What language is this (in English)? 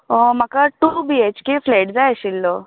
Konkani